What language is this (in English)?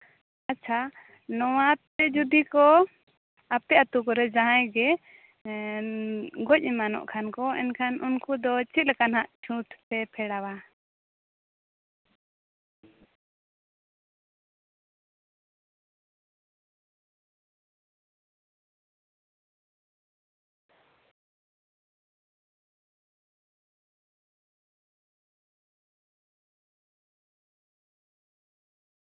Santali